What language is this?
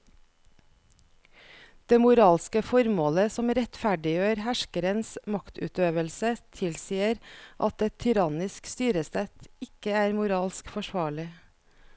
Norwegian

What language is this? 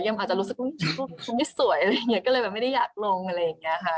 Thai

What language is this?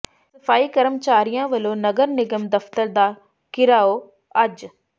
Punjabi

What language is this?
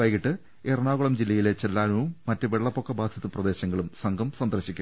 Malayalam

